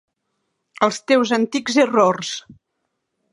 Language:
Catalan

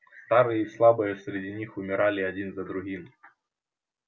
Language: Russian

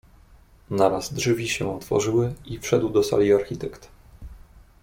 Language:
Polish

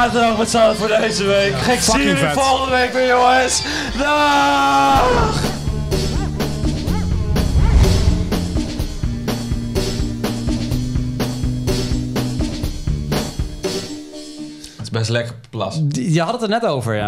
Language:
Dutch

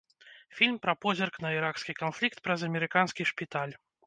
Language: Belarusian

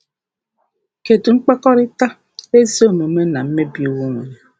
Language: Igbo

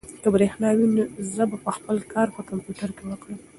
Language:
Pashto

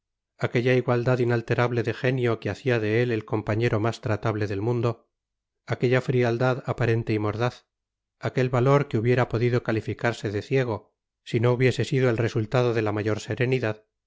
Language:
Spanish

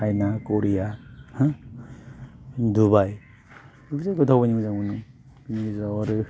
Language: Bodo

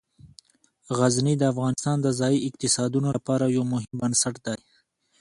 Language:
Pashto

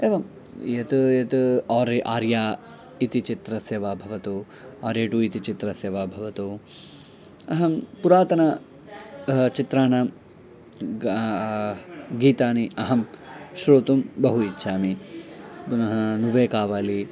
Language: Sanskrit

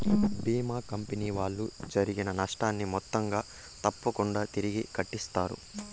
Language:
Telugu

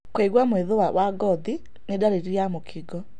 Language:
Kikuyu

